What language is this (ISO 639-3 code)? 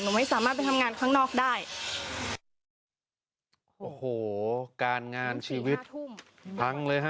tha